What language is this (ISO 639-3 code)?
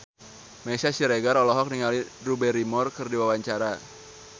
sun